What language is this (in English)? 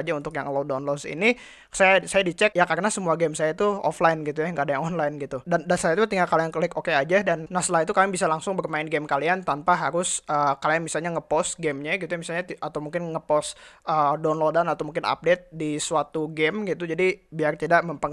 Indonesian